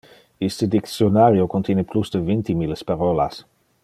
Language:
Interlingua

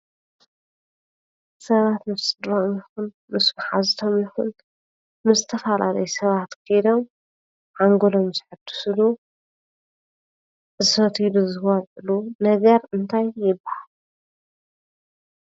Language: Tigrinya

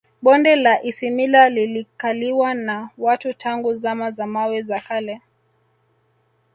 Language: Swahili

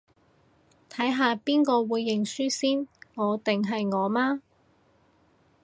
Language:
Cantonese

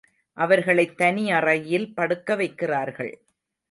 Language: Tamil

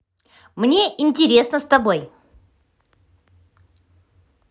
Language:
Russian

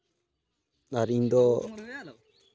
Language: Santali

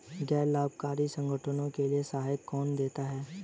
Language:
Hindi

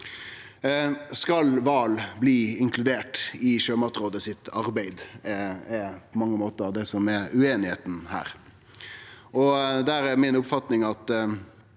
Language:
Norwegian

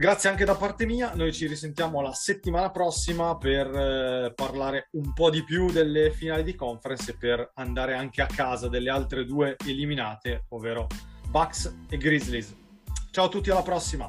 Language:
Italian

